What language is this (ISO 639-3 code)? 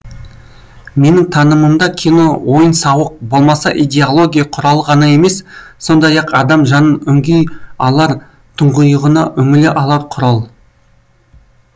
kaz